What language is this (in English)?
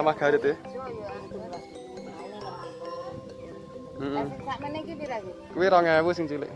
Indonesian